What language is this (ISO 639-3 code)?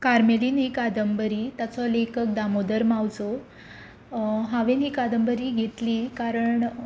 kok